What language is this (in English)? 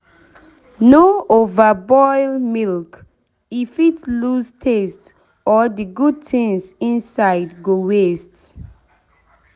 Nigerian Pidgin